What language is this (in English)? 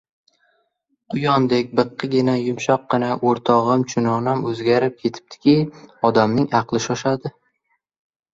Uzbek